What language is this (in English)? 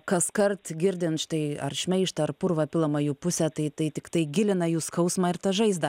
Lithuanian